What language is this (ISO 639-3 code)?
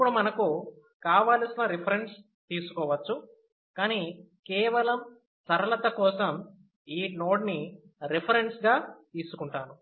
tel